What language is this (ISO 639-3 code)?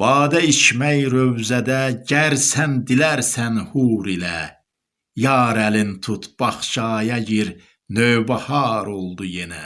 tur